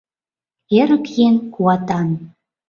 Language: Mari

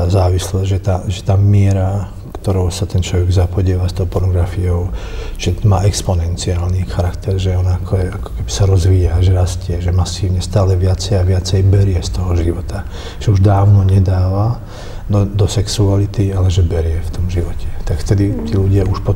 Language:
Slovak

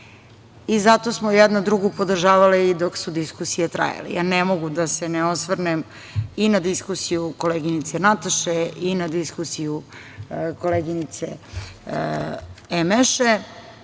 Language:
Serbian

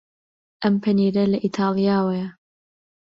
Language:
Central Kurdish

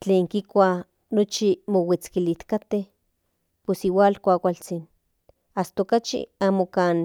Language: Central Nahuatl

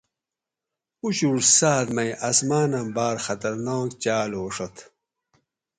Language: Gawri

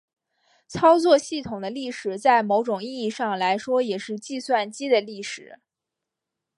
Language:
Chinese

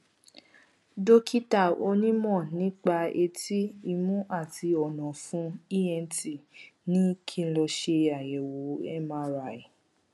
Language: Yoruba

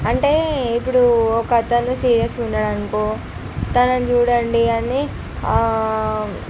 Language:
Telugu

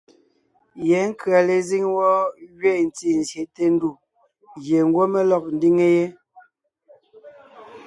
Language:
Ngiemboon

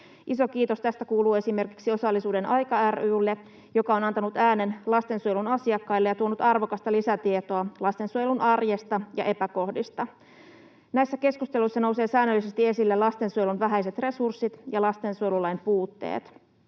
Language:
Finnish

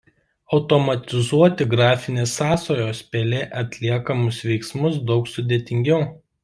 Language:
Lithuanian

